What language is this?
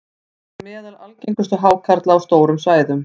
Icelandic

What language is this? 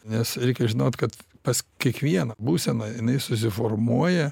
Lithuanian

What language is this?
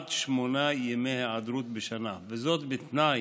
Hebrew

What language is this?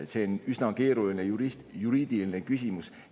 Estonian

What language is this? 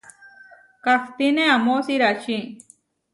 Huarijio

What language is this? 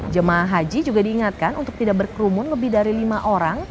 Indonesian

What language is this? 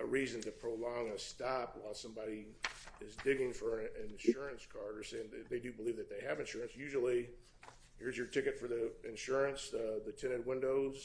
English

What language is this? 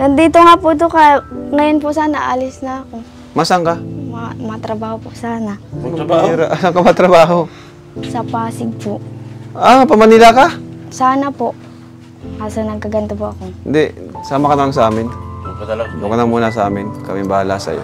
Filipino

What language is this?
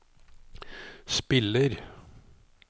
Norwegian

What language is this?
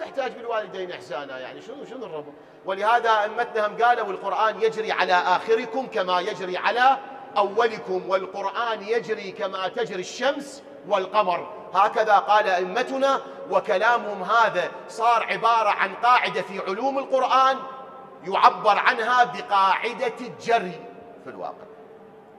Arabic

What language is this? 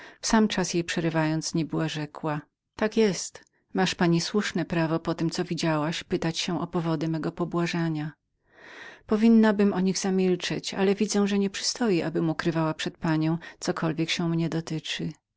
Polish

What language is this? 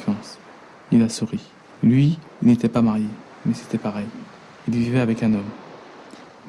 French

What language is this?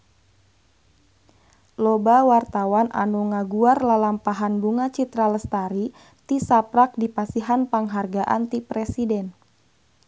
Sundanese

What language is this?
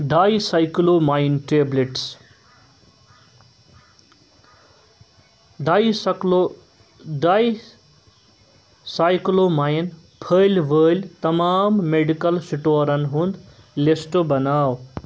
Kashmiri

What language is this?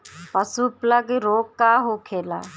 Bhojpuri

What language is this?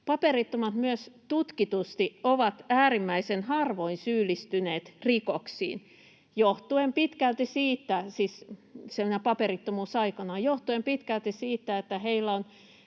Finnish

